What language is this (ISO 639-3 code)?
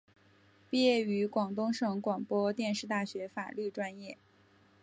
zho